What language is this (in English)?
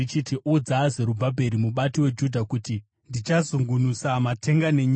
Shona